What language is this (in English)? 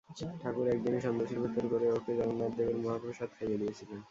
Bangla